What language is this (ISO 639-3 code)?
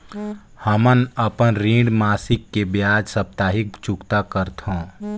hne